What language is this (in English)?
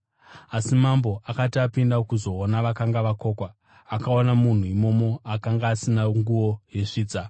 Shona